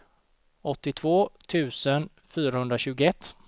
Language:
Swedish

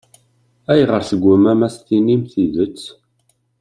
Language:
Kabyle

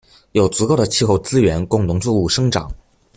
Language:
Chinese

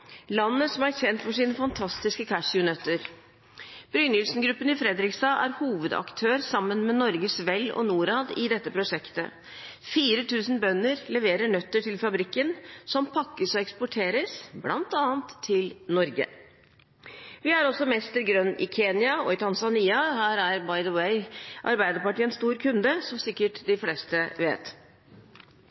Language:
Norwegian Bokmål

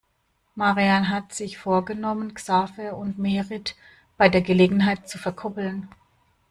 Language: German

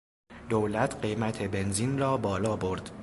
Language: Persian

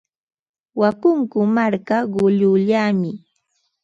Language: Ambo-Pasco Quechua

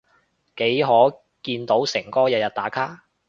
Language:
Cantonese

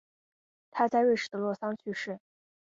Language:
Chinese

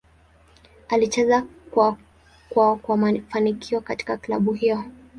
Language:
Swahili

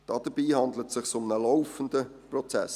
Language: Swiss German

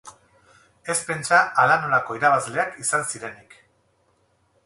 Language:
Basque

